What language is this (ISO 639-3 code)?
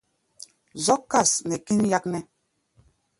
gba